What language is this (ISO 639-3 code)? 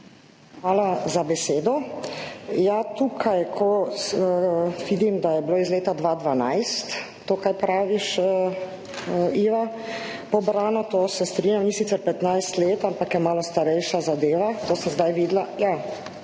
slv